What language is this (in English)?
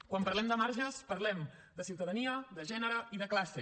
Catalan